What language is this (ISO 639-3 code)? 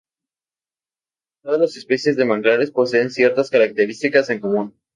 spa